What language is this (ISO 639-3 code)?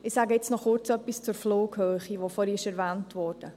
gsw